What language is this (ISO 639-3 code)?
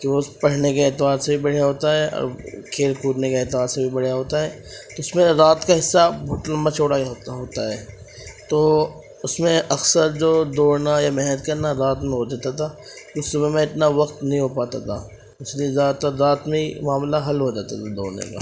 urd